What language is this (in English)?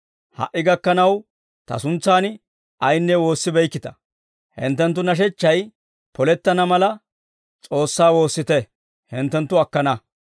Dawro